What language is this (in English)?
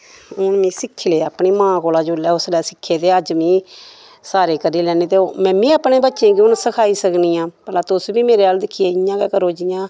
Dogri